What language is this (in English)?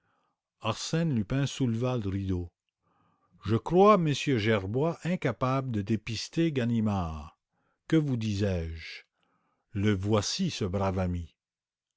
French